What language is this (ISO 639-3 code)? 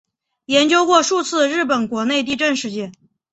zho